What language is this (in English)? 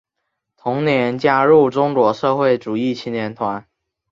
Chinese